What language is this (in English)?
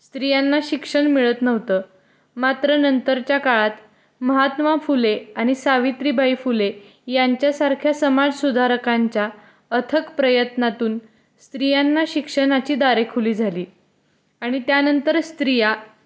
Marathi